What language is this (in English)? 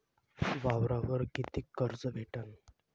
Marathi